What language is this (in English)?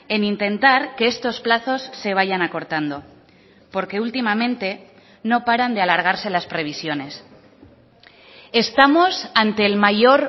Spanish